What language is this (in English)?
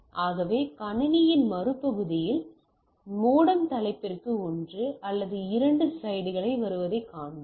Tamil